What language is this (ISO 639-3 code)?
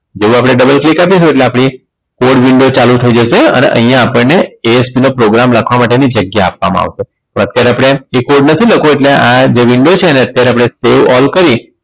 guj